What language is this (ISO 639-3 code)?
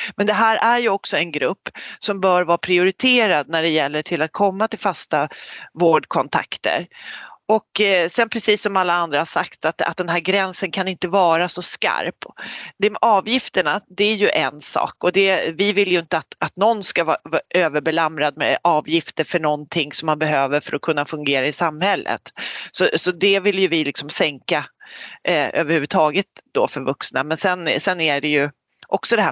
swe